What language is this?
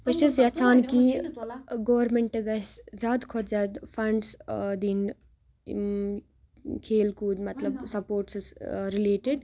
Kashmiri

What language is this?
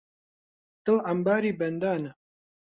Central Kurdish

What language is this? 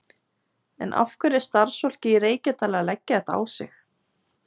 Icelandic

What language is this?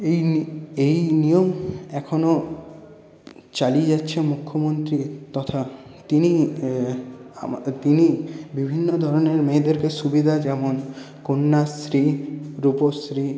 Bangla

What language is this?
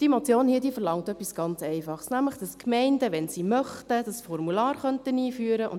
Swiss German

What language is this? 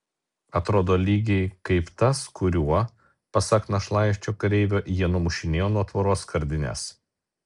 Lithuanian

